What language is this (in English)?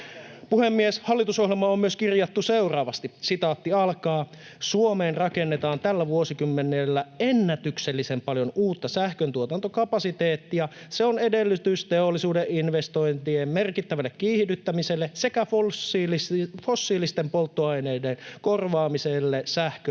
Finnish